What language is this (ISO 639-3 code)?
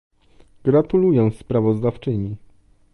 pol